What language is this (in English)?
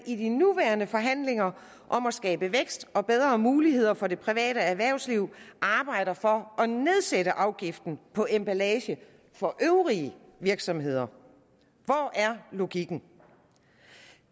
Danish